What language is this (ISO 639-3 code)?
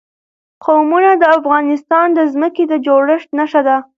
pus